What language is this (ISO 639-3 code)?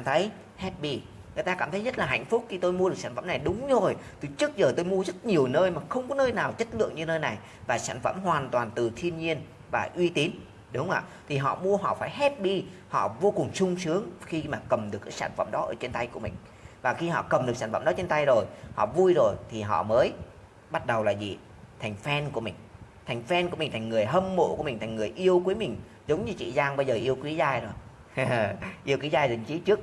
vie